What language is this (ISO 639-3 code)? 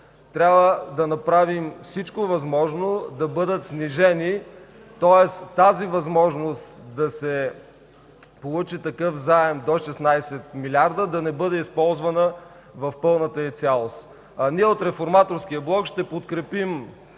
bul